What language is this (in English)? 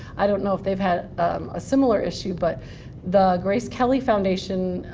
English